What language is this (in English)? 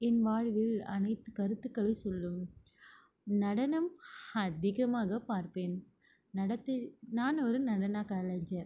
Tamil